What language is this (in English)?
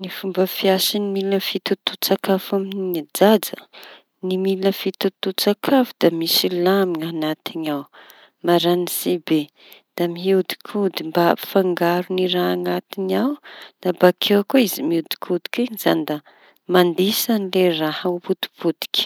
Tanosy Malagasy